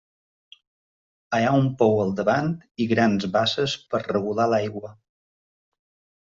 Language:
Catalan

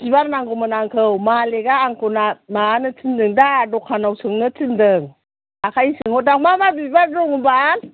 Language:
Bodo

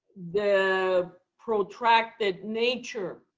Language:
English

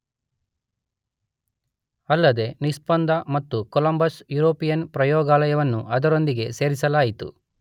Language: Kannada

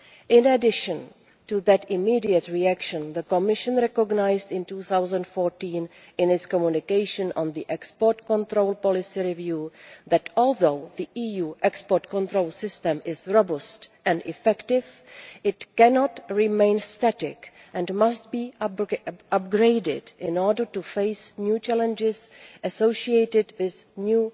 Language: English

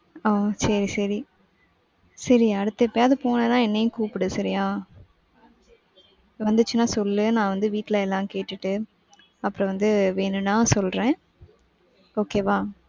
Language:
Tamil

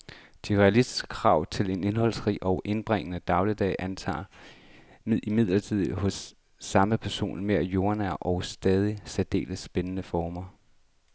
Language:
Danish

